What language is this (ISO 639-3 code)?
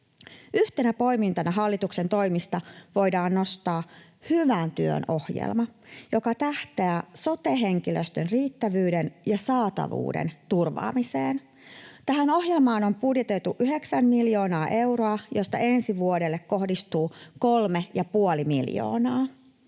fin